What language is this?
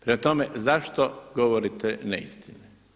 Croatian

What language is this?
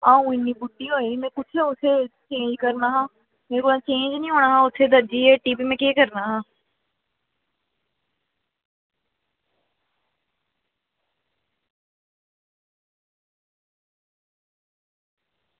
Dogri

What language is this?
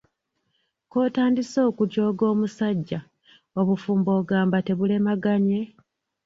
Ganda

